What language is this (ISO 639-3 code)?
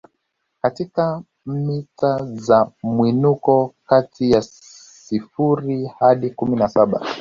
swa